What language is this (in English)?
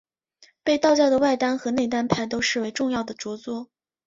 Chinese